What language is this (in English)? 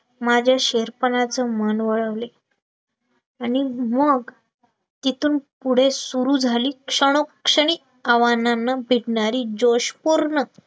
Marathi